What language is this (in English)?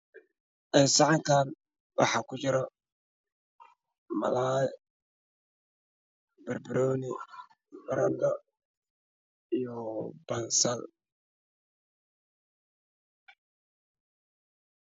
Somali